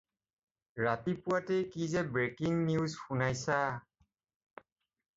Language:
Assamese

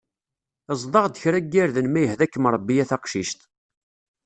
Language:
Kabyle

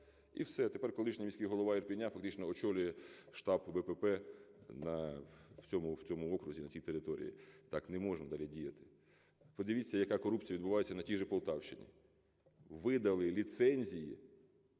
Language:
Ukrainian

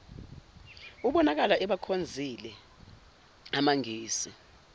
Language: Zulu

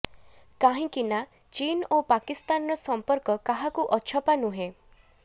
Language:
Odia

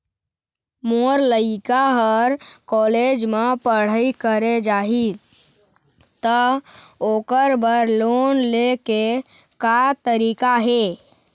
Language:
Chhattisgarhi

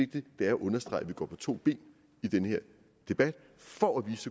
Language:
Danish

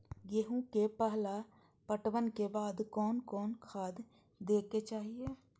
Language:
Maithili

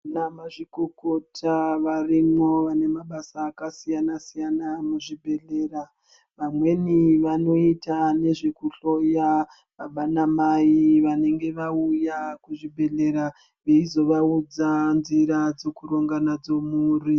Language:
Ndau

